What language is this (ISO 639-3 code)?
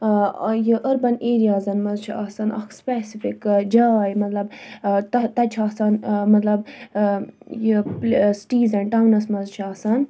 kas